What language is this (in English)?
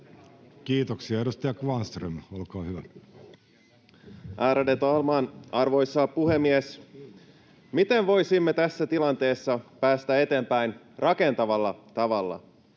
Finnish